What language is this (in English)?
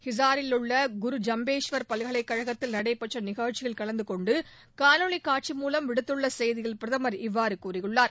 Tamil